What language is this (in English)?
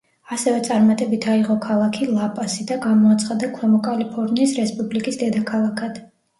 Georgian